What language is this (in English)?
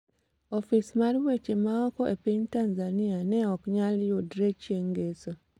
Luo (Kenya and Tanzania)